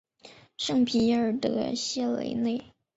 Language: Chinese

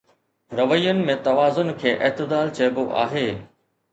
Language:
Sindhi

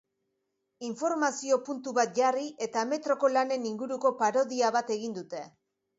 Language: Basque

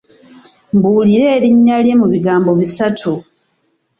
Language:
Ganda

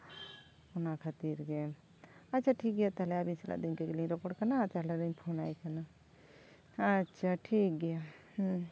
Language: Santali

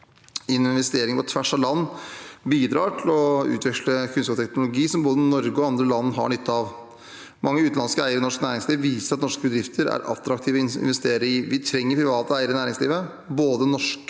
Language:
Norwegian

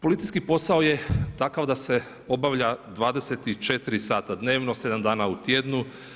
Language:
Croatian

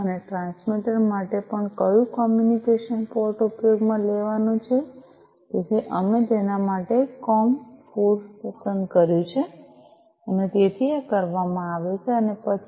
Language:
Gujarati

